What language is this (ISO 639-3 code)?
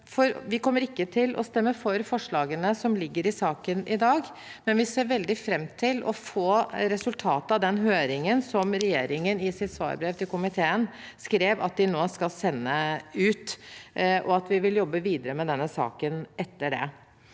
nor